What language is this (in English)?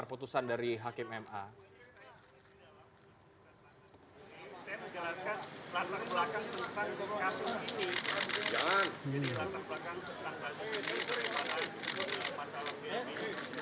Indonesian